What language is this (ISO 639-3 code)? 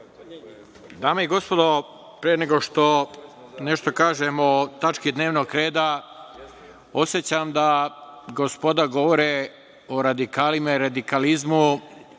srp